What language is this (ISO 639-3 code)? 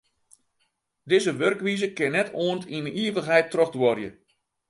fry